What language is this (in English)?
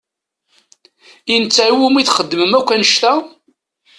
Kabyle